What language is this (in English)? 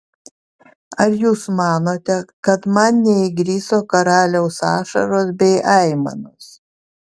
Lithuanian